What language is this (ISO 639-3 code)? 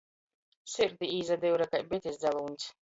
ltg